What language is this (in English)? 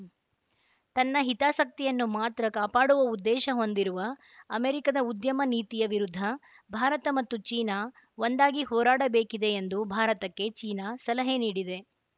Kannada